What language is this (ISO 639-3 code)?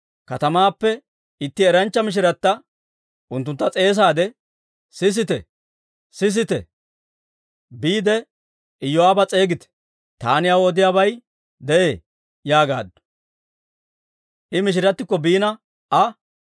dwr